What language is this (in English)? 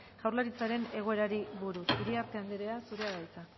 Basque